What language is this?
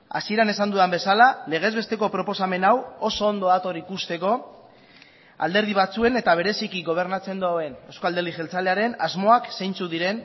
Basque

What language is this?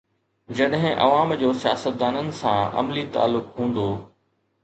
Sindhi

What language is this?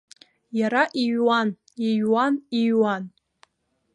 Abkhazian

